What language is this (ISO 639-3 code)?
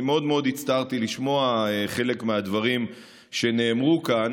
heb